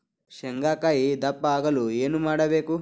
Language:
Kannada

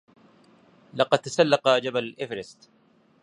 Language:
Arabic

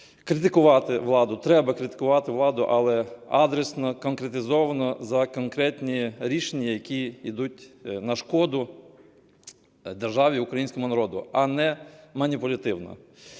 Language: Ukrainian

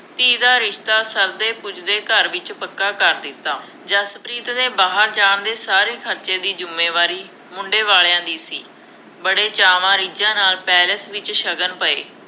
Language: Punjabi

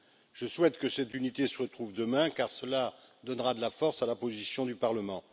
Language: French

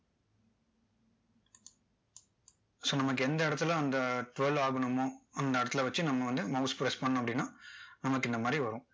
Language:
Tamil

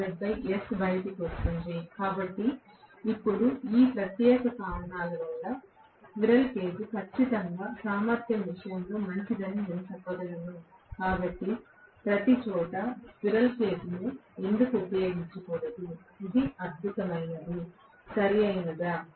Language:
Telugu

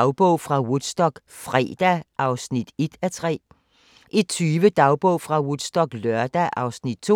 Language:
Danish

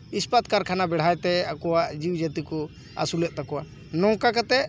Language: Santali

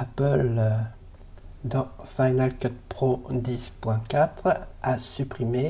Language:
French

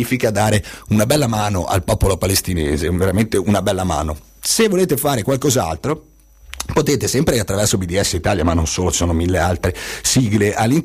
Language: Italian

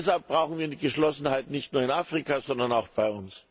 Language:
German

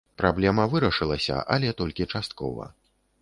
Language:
Belarusian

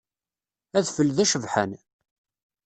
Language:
Kabyle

